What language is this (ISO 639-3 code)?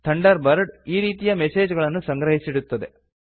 kan